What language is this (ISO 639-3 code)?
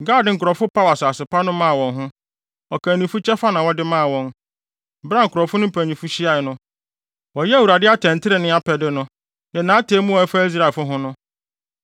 aka